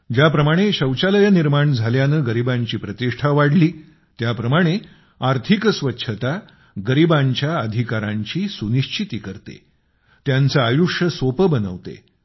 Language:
Marathi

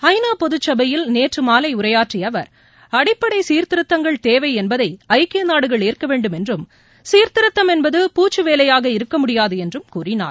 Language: Tamil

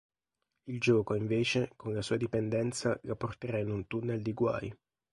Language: Italian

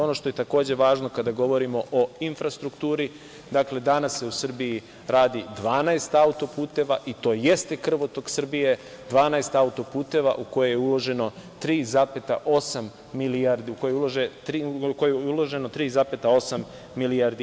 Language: Serbian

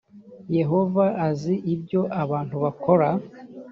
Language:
Kinyarwanda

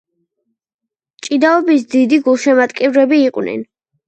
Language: Georgian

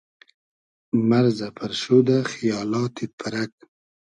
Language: Hazaragi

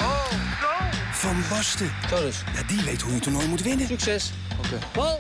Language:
Dutch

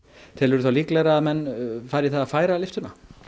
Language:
Icelandic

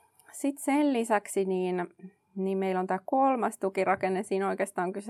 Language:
Finnish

